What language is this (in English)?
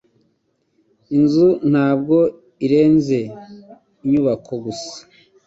Kinyarwanda